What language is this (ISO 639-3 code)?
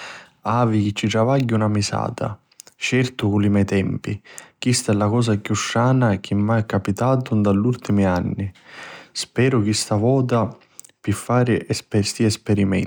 scn